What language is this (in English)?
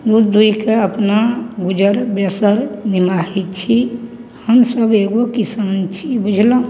Maithili